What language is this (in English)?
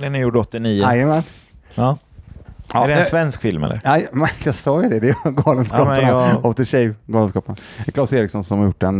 Swedish